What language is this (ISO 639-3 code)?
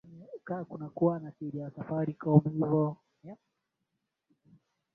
swa